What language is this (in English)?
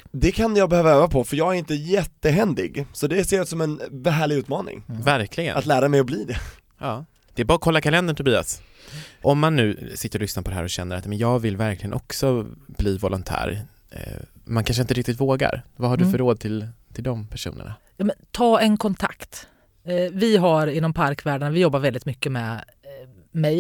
Swedish